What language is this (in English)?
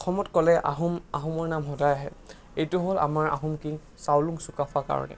Assamese